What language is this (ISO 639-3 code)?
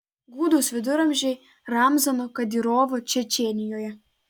lit